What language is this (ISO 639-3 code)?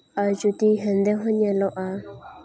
sat